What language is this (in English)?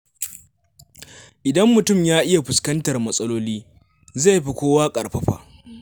Hausa